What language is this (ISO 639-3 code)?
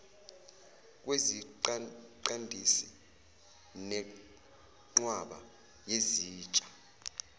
zul